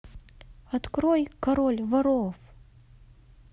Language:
Russian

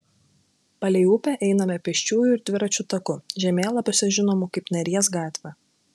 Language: Lithuanian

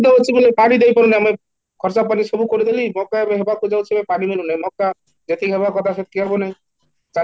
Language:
Odia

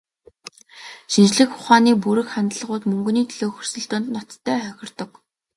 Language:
Mongolian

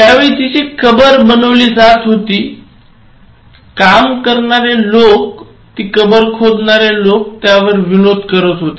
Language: Marathi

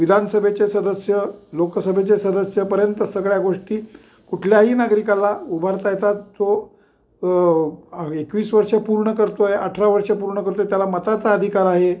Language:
Marathi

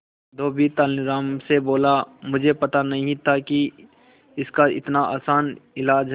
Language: Hindi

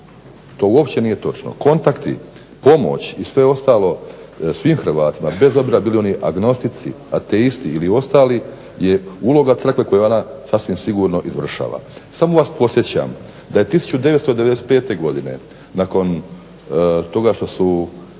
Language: Croatian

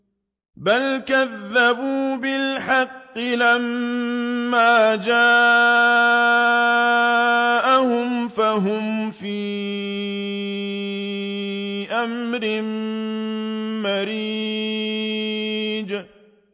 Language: Arabic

